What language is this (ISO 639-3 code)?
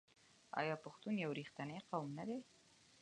pus